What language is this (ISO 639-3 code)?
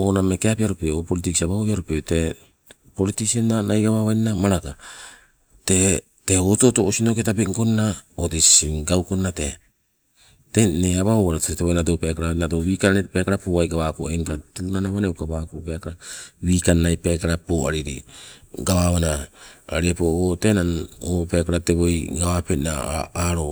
nco